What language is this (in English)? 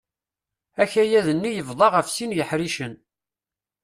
Kabyle